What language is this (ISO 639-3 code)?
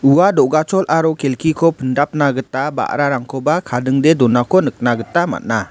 grt